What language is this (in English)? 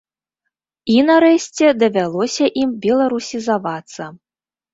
Belarusian